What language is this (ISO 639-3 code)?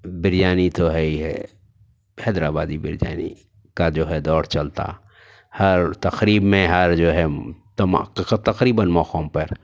urd